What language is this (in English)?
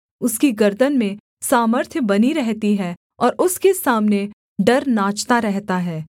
Hindi